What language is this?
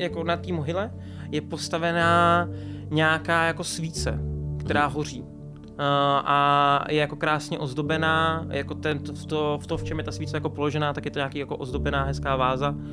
Czech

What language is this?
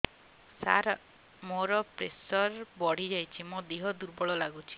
Odia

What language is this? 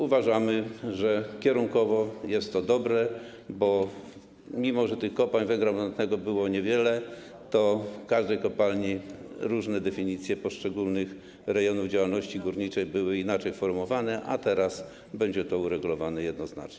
Polish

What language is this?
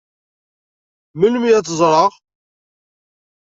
Kabyle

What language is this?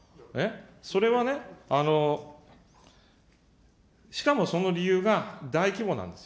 Japanese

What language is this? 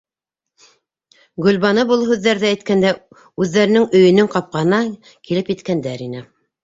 Bashkir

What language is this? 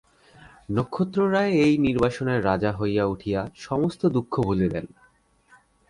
Bangla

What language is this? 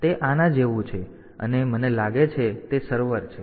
Gujarati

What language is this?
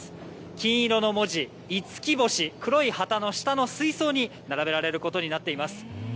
Japanese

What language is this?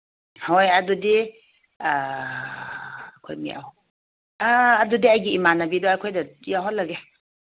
Manipuri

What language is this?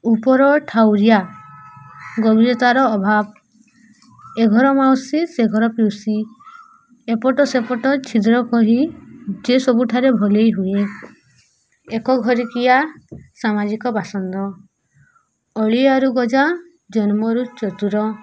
Odia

